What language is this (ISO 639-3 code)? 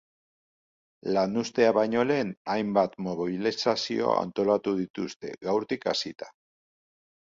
eus